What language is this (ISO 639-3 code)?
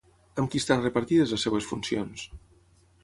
cat